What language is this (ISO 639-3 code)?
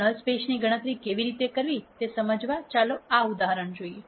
guj